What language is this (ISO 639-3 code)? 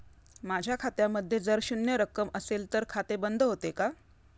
mar